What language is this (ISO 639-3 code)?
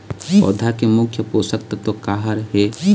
hne